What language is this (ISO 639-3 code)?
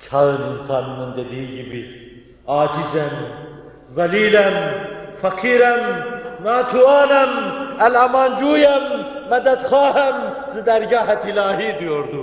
tur